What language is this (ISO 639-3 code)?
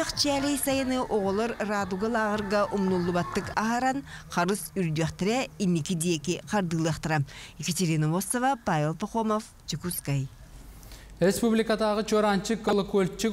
tur